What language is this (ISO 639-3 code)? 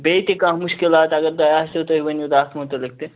kas